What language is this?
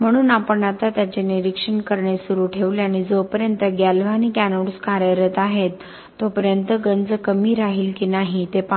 Marathi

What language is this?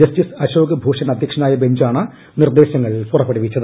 Malayalam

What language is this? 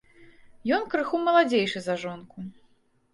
Belarusian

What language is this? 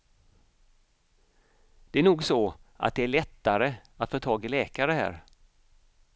Swedish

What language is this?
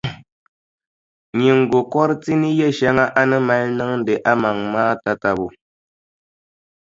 Dagbani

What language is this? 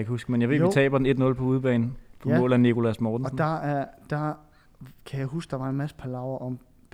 Danish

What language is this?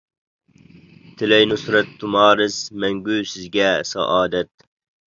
Uyghur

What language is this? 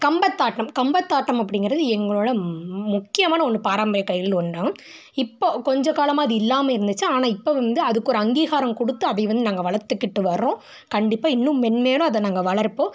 Tamil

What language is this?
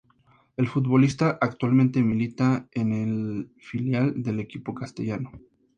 Spanish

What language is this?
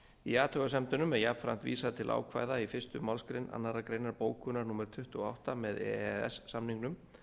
Icelandic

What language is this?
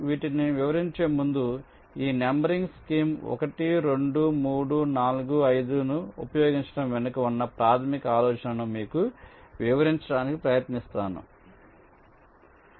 Telugu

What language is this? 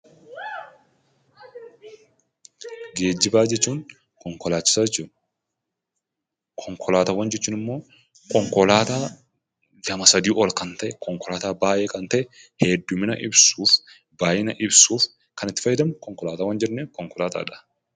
Oromo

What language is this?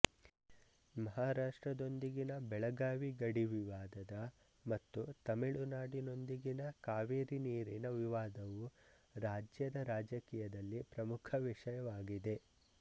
Kannada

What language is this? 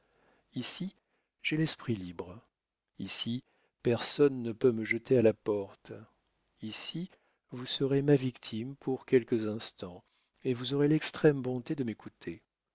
French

